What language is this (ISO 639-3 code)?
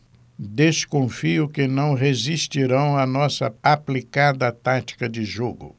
por